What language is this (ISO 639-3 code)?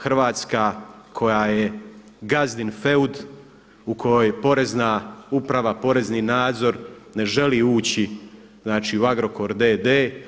hrv